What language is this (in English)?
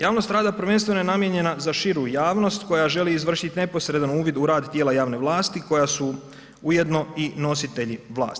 Croatian